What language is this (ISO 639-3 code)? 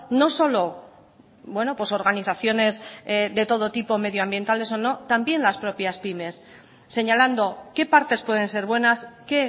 spa